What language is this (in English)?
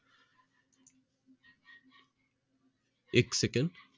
Marathi